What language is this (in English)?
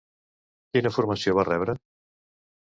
Catalan